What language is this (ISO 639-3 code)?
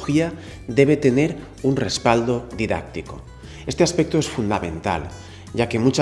spa